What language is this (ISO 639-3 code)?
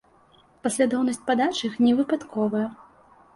bel